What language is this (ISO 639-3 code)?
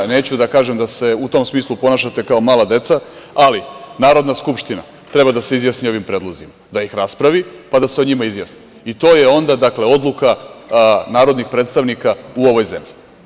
srp